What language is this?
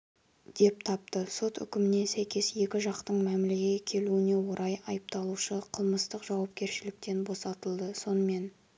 Kazakh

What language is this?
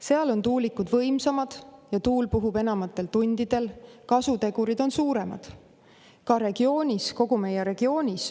Estonian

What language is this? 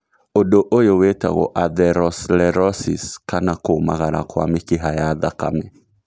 Kikuyu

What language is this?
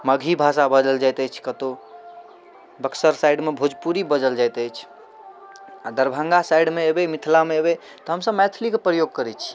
Maithili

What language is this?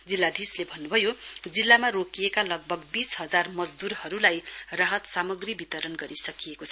Nepali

